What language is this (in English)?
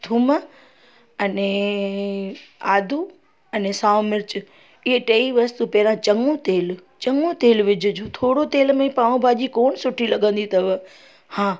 Sindhi